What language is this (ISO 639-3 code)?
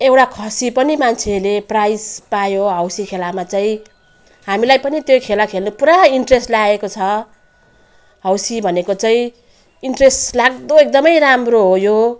nep